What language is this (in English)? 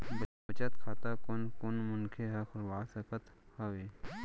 Chhattisgarhi